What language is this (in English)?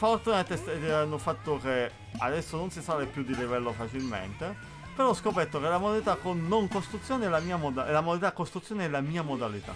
Italian